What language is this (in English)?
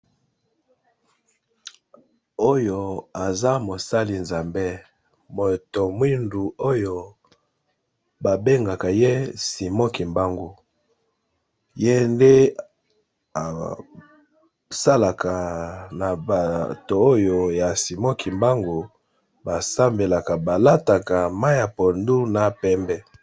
Lingala